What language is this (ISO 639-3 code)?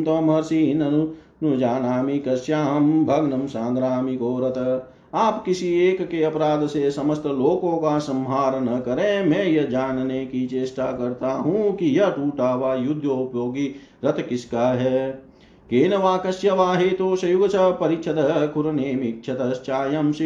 hin